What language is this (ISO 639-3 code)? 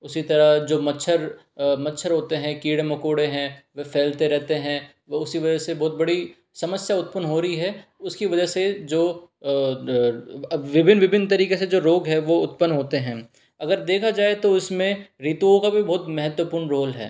hin